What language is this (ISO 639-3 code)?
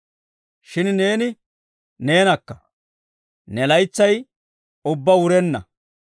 dwr